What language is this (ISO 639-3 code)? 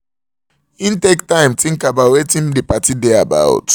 pcm